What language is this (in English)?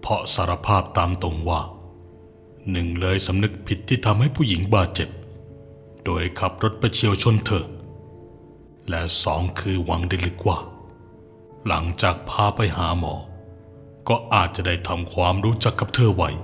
Thai